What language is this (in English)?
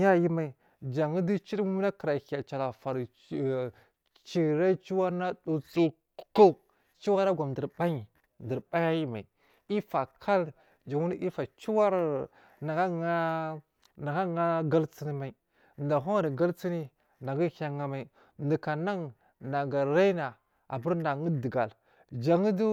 Marghi South